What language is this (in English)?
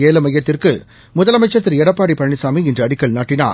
Tamil